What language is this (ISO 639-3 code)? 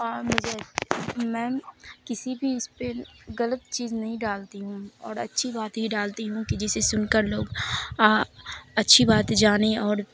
urd